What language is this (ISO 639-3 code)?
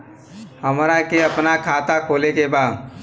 bho